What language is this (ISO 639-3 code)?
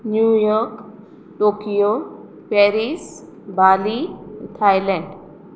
kok